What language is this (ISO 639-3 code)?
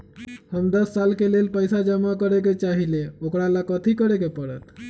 mag